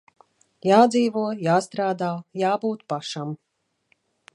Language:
Latvian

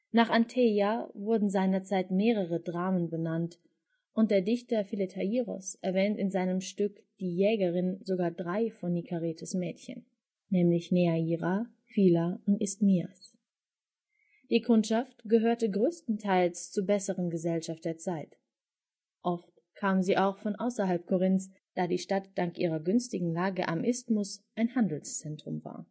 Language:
German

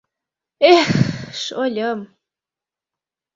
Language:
Mari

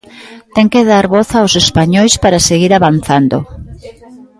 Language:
Galician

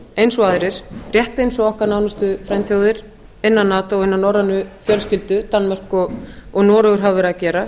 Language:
Icelandic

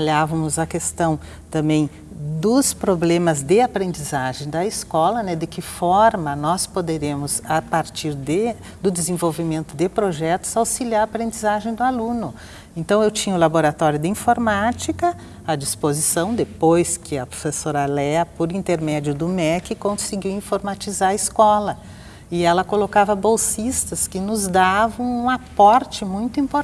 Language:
Portuguese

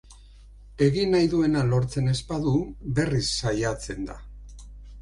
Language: Basque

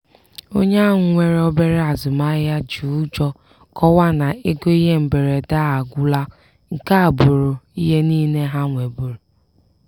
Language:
Igbo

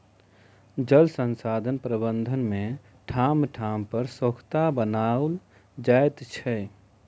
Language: Maithili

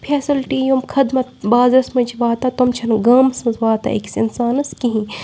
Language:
Kashmiri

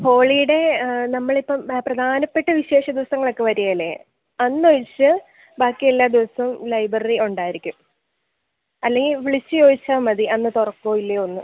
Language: Malayalam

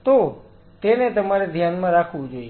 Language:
Gujarati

